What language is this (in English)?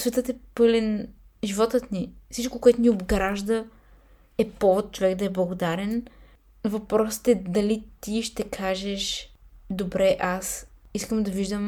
Bulgarian